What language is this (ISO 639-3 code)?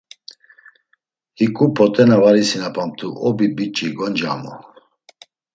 lzz